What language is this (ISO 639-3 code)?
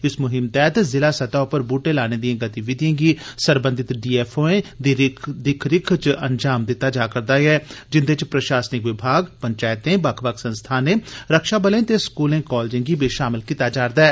doi